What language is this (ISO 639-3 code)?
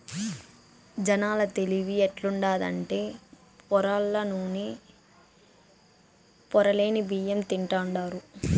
tel